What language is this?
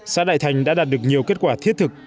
Vietnamese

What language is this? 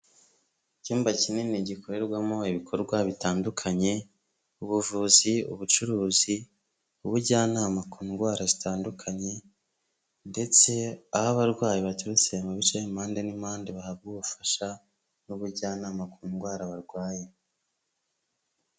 Kinyarwanda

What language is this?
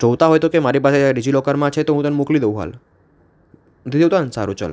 Gujarati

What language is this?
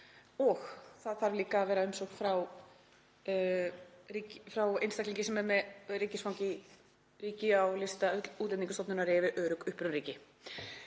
Icelandic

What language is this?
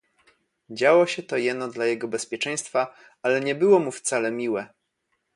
Polish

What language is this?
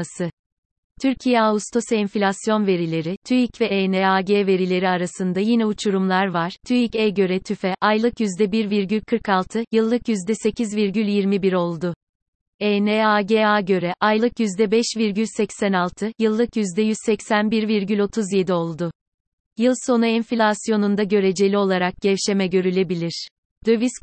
Turkish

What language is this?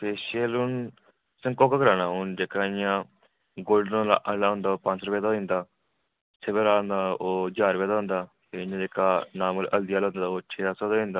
Dogri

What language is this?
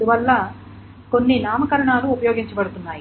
Telugu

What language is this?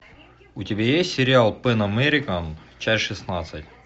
Russian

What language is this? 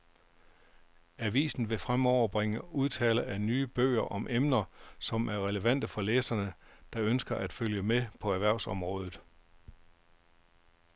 Danish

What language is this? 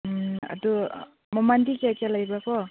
Manipuri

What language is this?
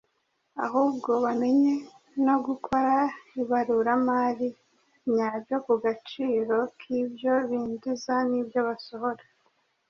Kinyarwanda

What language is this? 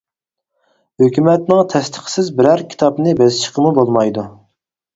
Uyghur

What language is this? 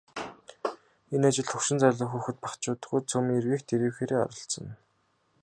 Mongolian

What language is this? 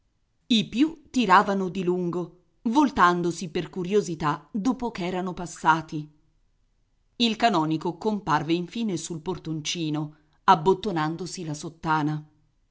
Italian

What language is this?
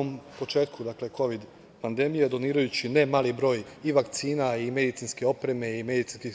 Serbian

